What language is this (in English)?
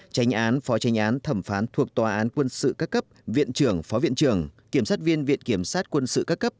Vietnamese